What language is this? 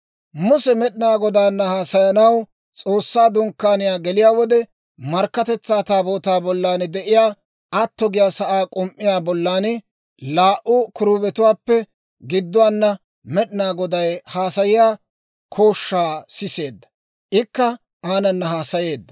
Dawro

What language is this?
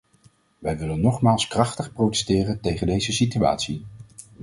Dutch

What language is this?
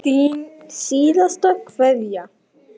Icelandic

